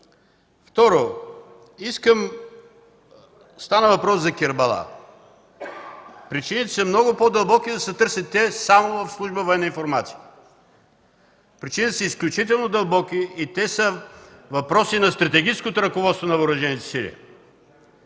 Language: Bulgarian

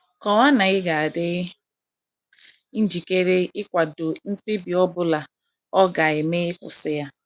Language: Igbo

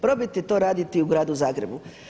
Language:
Croatian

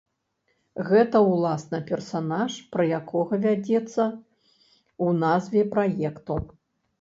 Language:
Belarusian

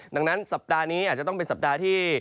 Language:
Thai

